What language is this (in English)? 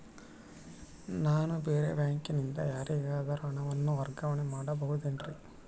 Kannada